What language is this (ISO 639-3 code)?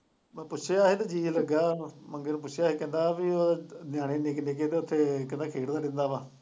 pan